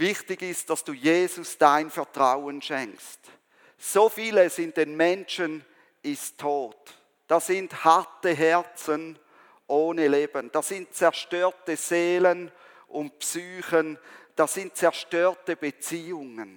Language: German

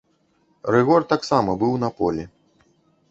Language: Belarusian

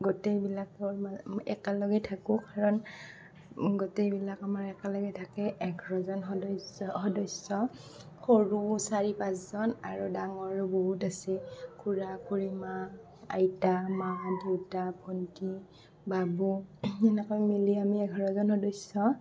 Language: Assamese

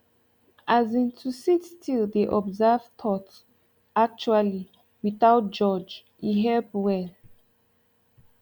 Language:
Nigerian Pidgin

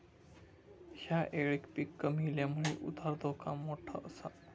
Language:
Marathi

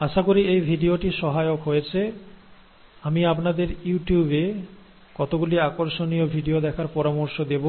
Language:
Bangla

